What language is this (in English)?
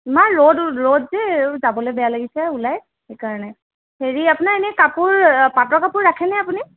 Assamese